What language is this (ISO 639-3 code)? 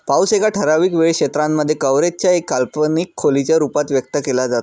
mar